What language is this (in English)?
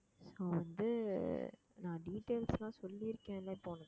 Tamil